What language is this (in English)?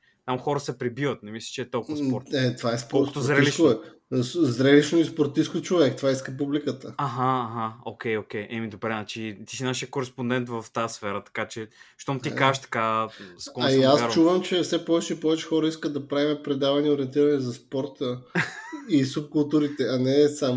Bulgarian